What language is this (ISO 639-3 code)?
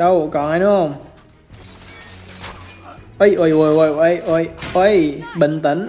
vie